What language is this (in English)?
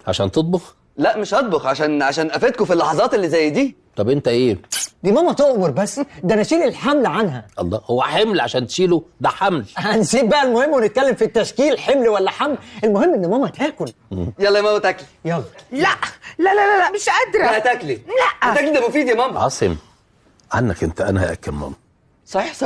Arabic